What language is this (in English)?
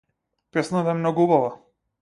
Macedonian